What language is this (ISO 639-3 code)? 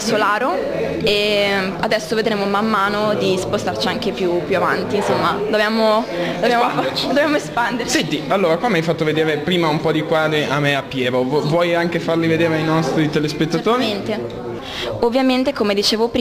ita